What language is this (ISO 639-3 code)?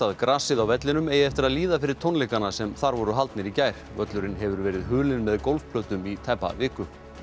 isl